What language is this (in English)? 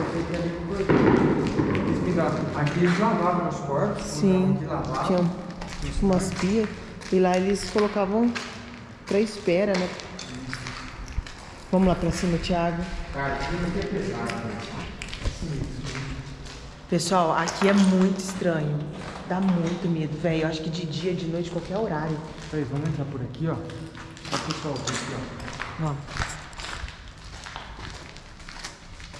Portuguese